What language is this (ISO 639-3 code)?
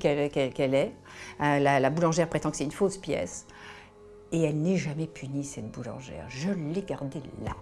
fra